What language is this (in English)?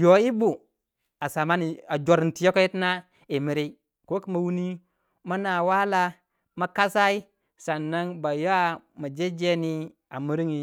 Waja